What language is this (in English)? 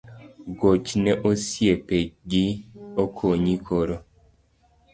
Luo (Kenya and Tanzania)